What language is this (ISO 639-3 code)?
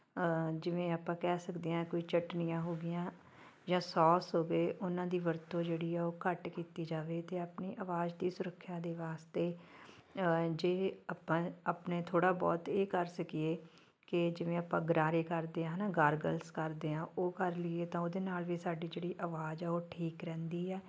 pan